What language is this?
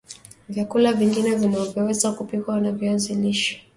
Swahili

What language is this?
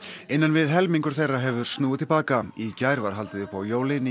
Icelandic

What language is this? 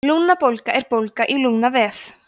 Icelandic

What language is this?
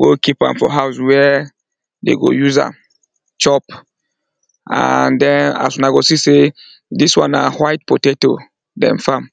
Nigerian Pidgin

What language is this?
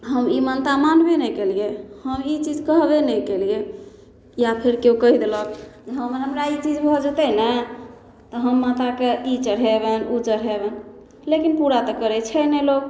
Maithili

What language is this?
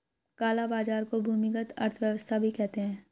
Hindi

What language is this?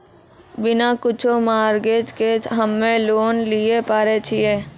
Maithili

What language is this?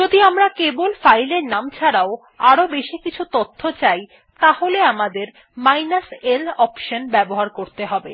Bangla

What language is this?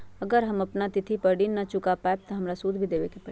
Magahi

